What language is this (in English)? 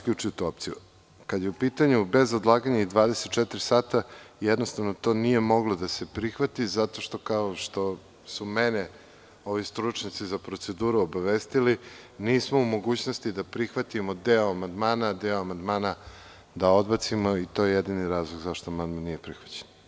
Serbian